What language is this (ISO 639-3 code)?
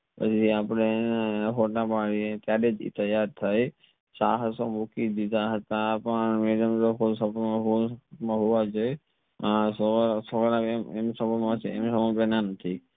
guj